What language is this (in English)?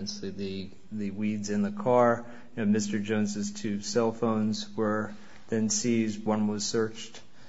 English